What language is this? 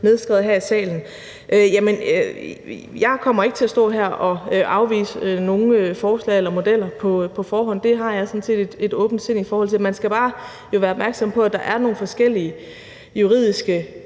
Danish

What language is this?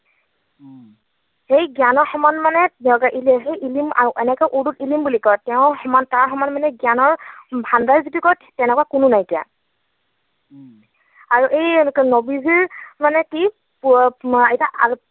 Assamese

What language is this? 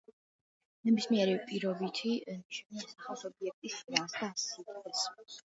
Georgian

